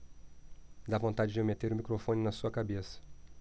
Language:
Portuguese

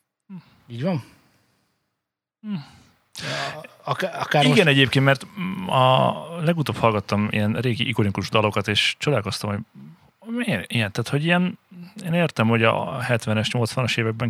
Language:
Hungarian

